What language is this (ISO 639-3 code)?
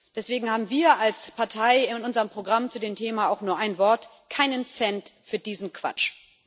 deu